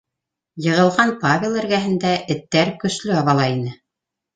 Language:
Bashkir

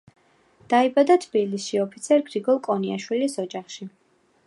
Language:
Georgian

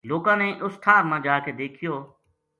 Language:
Gujari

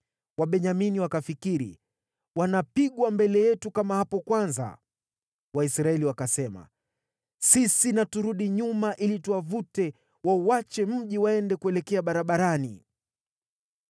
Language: Swahili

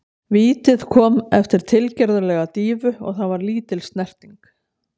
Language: Icelandic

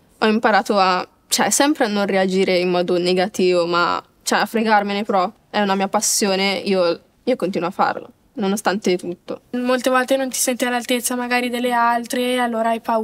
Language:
Italian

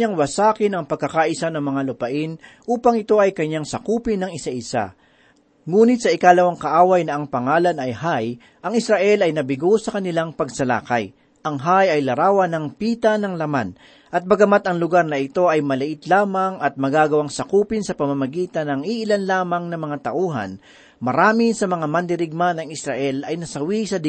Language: Filipino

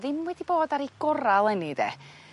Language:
Welsh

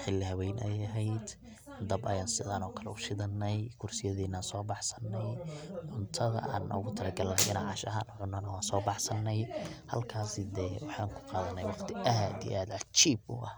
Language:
Somali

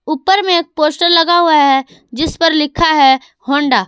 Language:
Hindi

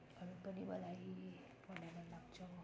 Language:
Nepali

